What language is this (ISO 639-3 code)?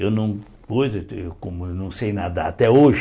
por